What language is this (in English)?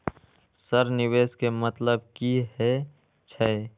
Maithili